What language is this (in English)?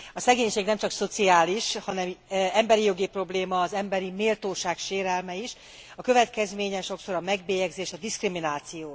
Hungarian